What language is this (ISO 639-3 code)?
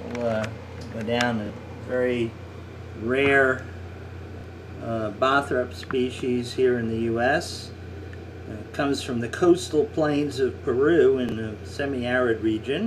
eng